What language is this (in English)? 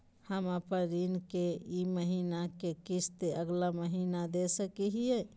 Magahi